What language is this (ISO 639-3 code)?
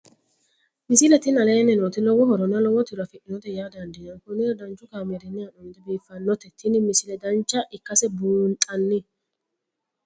sid